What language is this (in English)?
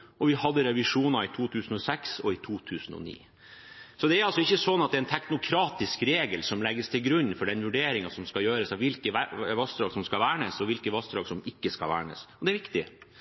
Norwegian Bokmål